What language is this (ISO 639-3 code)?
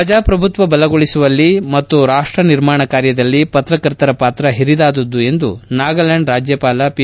kan